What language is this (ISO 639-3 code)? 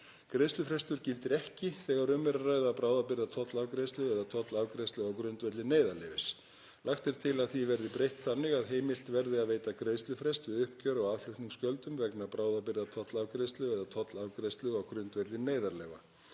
isl